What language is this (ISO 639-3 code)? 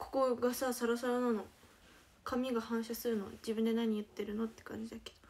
jpn